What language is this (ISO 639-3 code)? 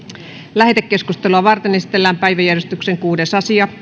fin